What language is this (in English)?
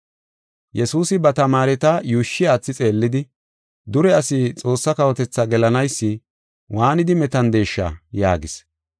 Gofa